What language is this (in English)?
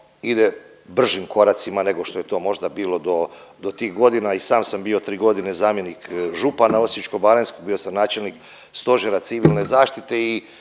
Croatian